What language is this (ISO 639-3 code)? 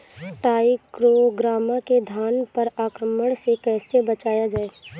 bho